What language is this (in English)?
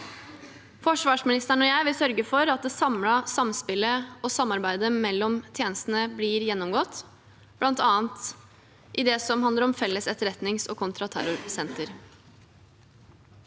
Norwegian